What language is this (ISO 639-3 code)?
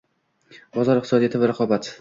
uzb